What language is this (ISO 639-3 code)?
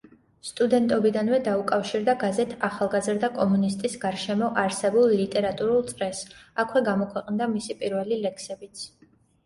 kat